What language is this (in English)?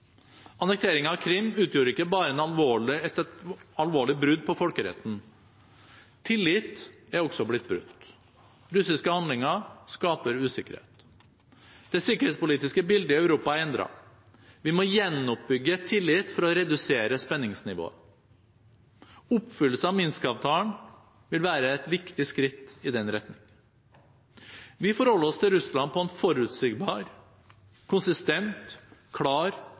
Norwegian Bokmål